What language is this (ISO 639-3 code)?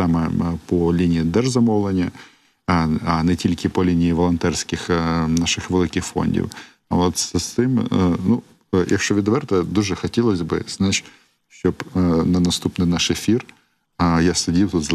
ukr